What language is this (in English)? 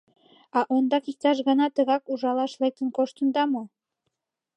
Mari